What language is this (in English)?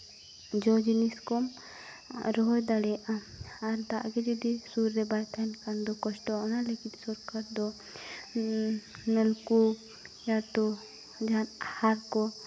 Santali